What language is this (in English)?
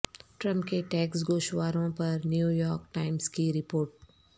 Urdu